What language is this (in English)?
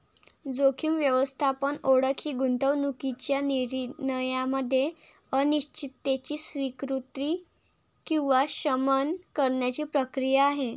Marathi